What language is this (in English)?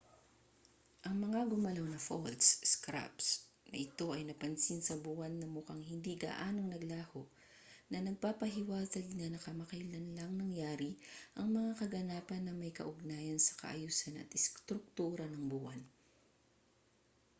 Filipino